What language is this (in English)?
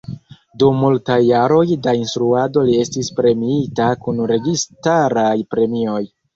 Esperanto